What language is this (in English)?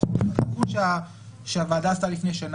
Hebrew